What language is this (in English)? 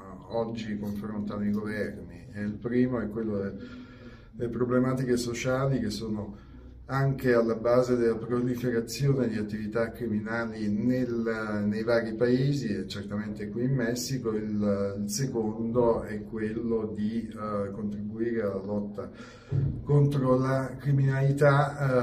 Italian